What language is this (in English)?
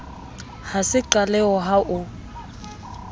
Southern Sotho